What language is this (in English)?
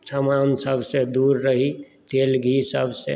Maithili